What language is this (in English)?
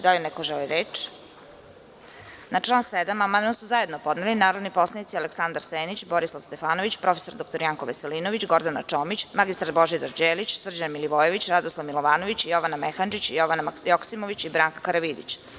Serbian